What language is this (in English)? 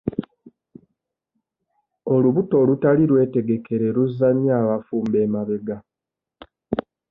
Ganda